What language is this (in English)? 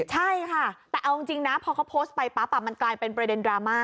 Thai